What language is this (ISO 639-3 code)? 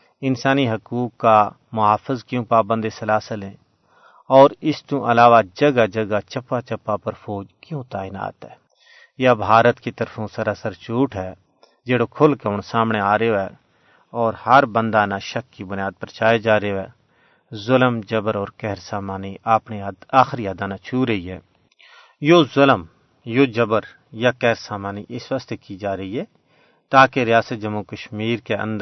urd